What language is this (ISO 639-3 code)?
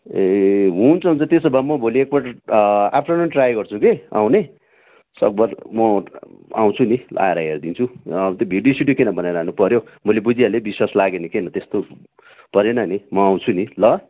nep